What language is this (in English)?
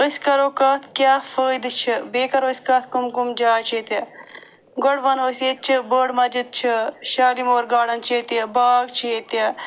Kashmiri